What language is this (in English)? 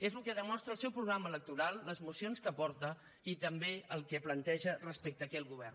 Catalan